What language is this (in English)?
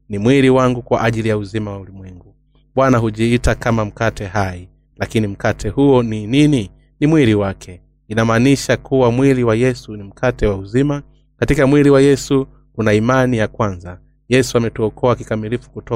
Swahili